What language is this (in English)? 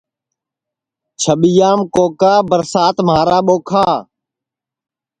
Sansi